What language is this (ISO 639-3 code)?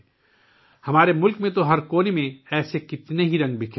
urd